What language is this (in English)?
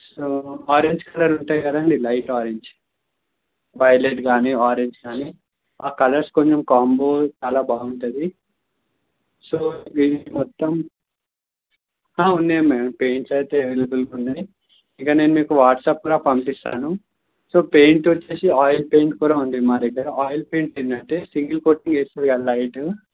Telugu